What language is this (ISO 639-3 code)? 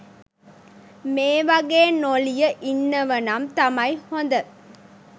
sin